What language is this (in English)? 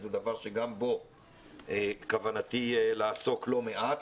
Hebrew